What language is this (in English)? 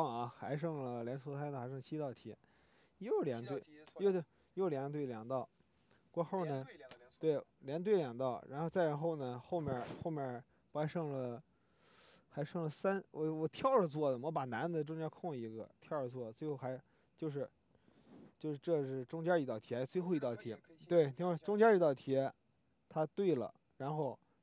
Chinese